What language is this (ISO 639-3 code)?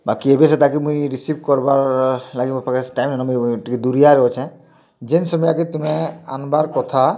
ori